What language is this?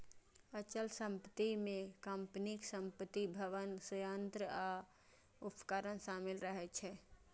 Maithili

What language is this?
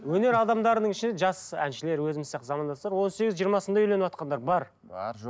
Kazakh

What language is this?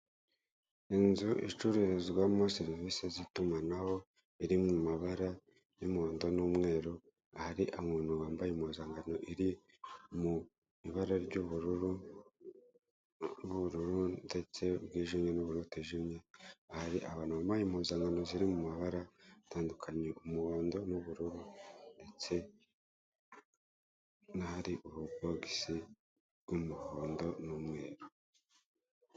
Kinyarwanda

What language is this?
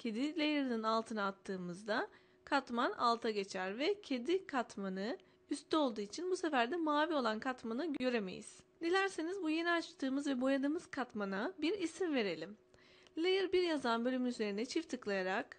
Turkish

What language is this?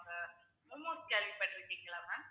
Tamil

